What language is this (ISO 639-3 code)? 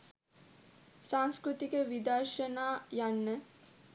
sin